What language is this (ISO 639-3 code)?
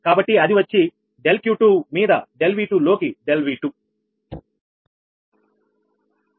tel